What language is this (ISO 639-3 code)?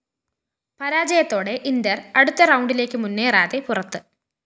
mal